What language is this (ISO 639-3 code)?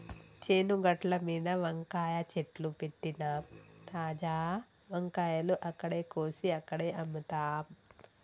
tel